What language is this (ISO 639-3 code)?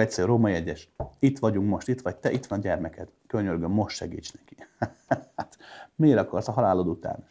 hun